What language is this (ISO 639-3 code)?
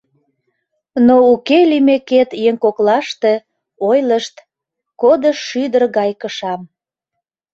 chm